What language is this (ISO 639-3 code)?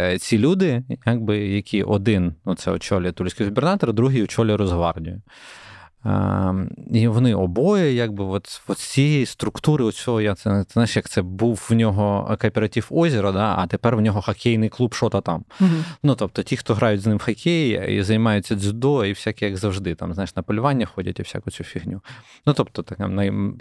ukr